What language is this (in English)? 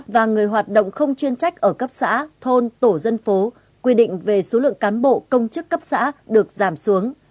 Vietnamese